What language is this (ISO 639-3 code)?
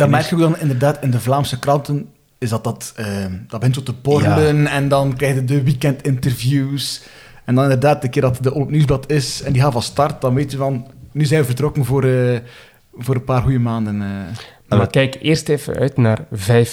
nld